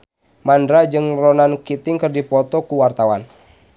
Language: Sundanese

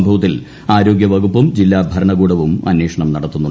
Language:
Malayalam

